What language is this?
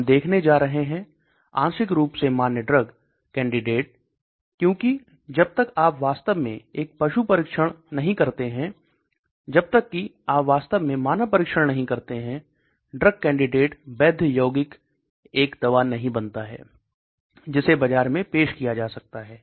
Hindi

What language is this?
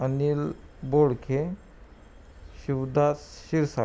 Marathi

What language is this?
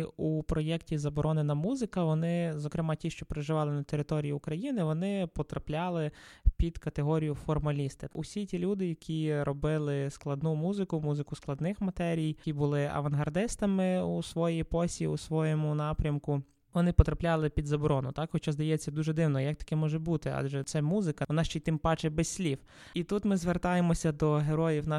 Ukrainian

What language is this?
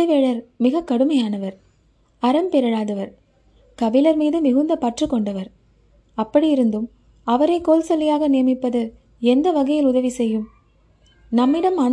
Tamil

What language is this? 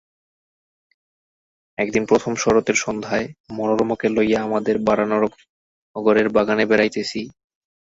Bangla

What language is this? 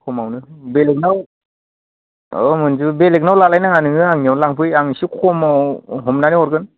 Bodo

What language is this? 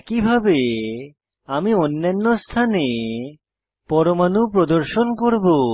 Bangla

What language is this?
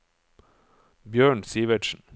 Norwegian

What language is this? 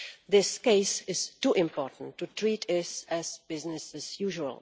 English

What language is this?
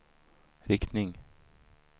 Swedish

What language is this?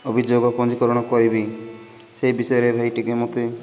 Odia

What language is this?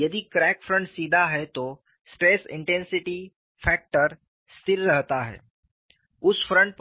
Hindi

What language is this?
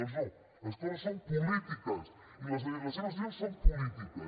Catalan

